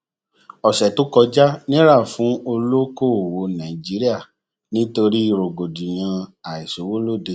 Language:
Yoruba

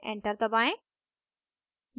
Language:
Hindi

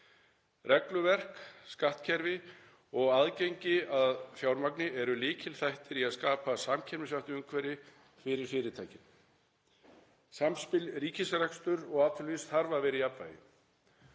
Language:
Icelandic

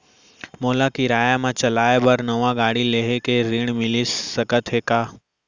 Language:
Chhattisgarhi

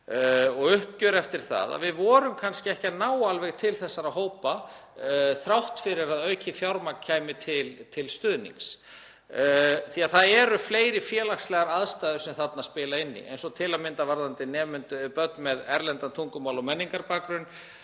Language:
Icelandic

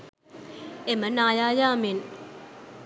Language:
Sinhala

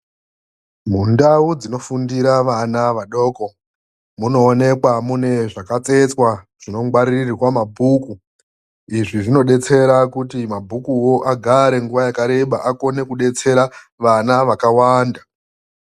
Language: Ndau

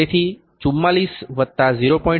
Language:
Gujarati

